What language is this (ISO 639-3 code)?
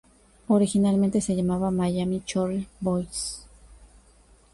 spa